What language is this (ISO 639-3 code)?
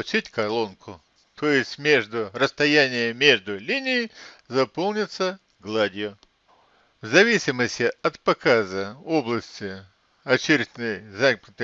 rus